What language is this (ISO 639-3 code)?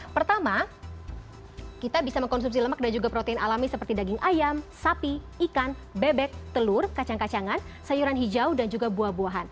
ind